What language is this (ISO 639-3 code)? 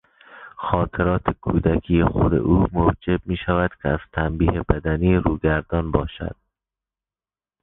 fas